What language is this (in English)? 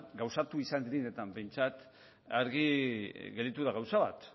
Basque